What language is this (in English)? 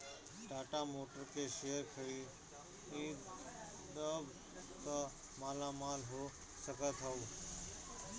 Bhojpuri